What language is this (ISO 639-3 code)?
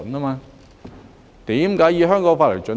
yue